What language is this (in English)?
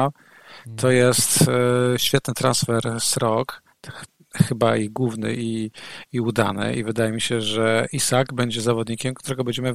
Polish